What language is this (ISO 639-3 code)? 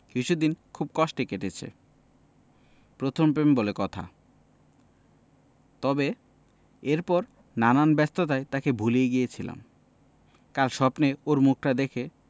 ben